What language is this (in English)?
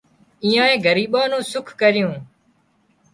Wadiyara Koli